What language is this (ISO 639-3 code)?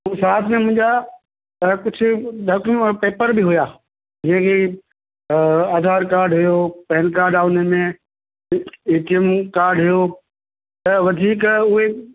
snd